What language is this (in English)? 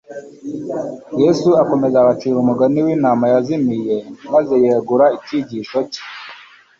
Kinyarwanda